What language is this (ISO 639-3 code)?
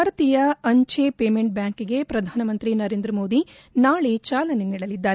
kan